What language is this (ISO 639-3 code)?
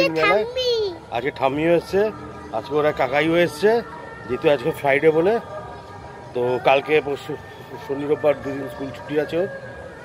tur